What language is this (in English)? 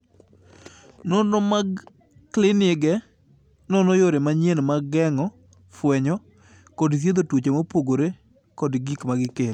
Luo (Kenya and Tanzania)